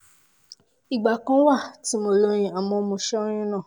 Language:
Yoruba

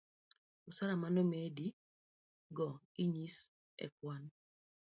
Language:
Luo (Kenya and Tanzania)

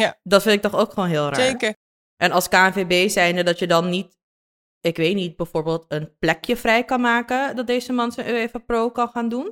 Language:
Dutch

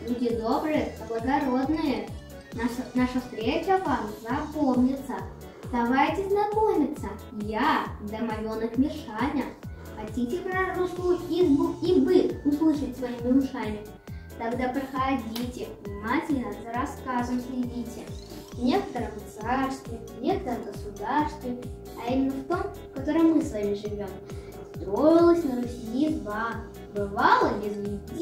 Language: Russian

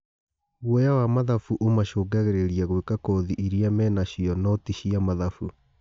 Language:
Kikuyu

